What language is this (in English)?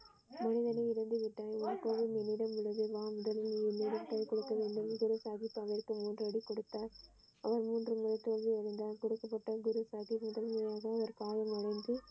Tamil